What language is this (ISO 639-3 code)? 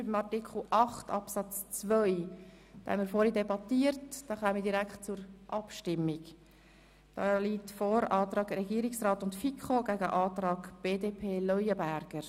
gsw